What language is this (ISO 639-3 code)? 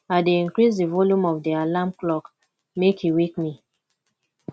pcm